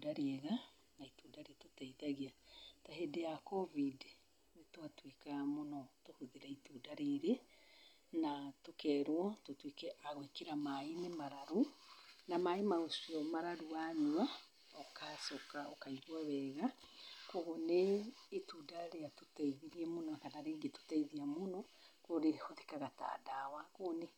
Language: Kikuyu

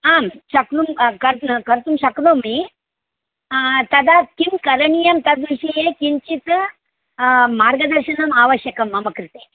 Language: Sanskrit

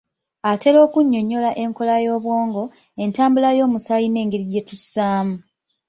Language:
Ganda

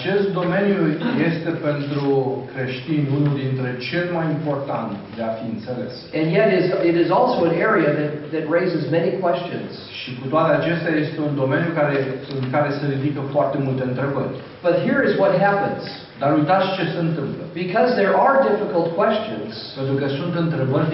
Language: Romanian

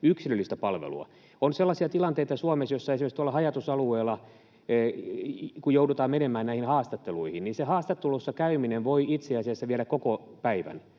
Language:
Finnish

